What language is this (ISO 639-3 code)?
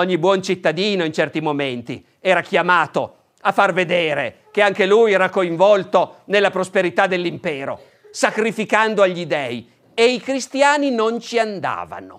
ita